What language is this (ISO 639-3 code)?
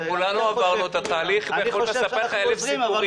heb